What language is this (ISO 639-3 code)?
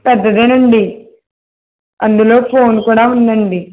tel